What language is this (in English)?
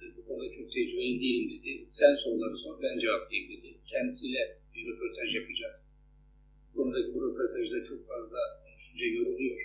Turkish